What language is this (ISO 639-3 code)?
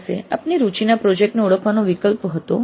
guj